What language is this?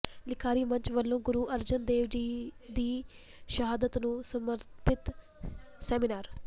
Punjabi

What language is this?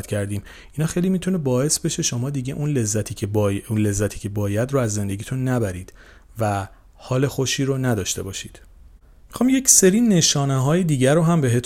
Persian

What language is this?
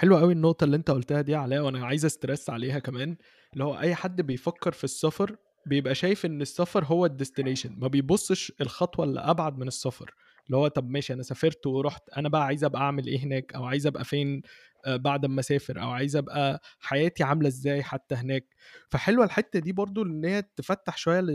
Arabic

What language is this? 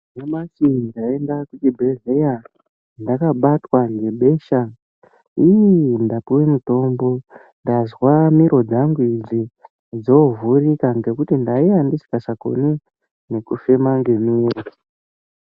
Ndau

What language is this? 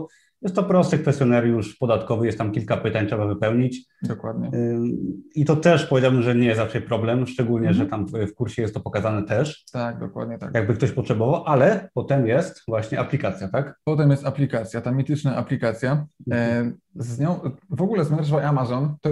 Polish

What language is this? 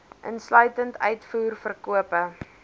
Afrikaans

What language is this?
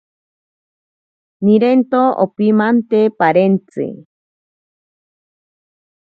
Ashéninka Perené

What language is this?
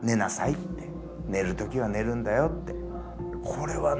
Japanese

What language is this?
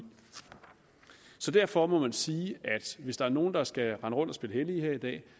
Danish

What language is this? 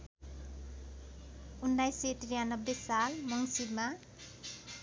Nepali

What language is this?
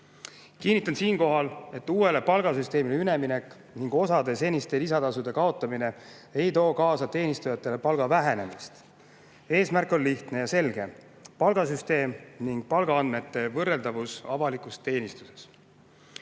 Estonian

